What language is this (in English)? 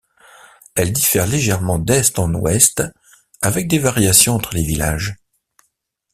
French